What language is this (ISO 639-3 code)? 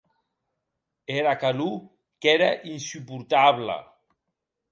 oci